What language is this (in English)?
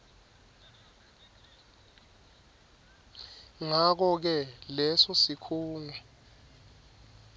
Swati